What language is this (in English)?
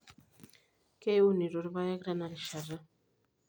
Masai